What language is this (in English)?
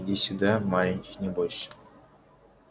Russian